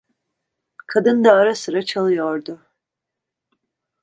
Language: Turkish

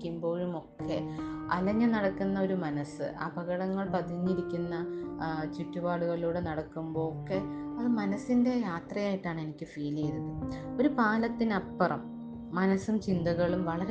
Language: Malayalam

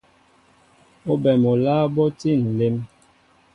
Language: Mbo (Cameroon)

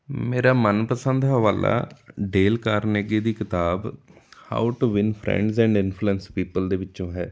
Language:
Punjabi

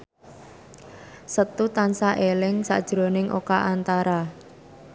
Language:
Javanese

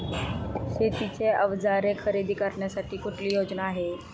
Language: Marathi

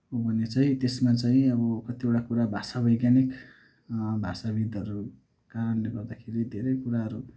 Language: Nepali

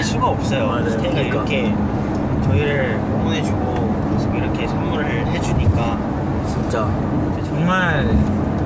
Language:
Korean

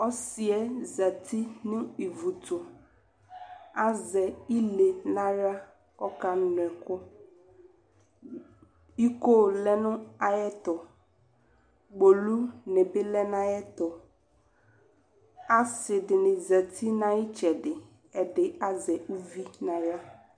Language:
Ikposo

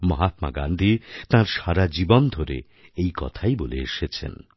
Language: Bangla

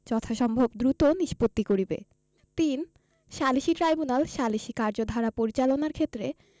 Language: Bangla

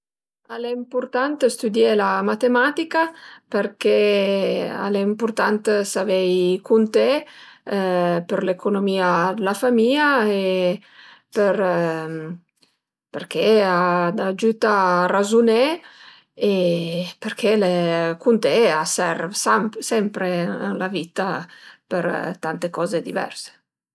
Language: Piedmontese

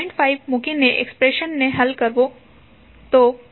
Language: Gujarati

